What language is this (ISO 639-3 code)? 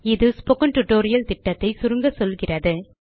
tam